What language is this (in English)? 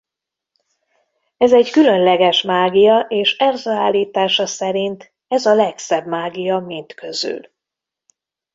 Hungarian